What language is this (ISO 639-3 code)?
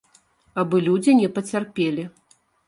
bel